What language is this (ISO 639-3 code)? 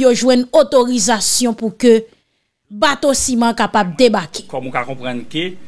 fra